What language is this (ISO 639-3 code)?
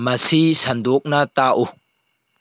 mni